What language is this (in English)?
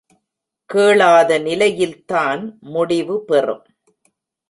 Tamil